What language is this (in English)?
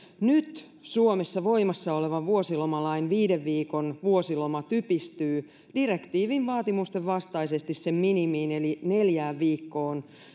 Finnish